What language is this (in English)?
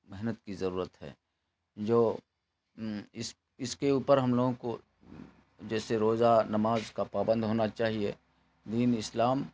Urdu